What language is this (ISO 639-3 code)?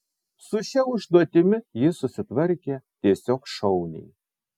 lit